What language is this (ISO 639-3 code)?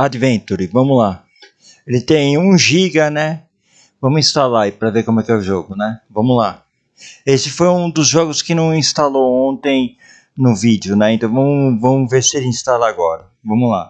por